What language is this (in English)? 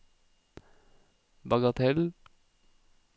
Norwegian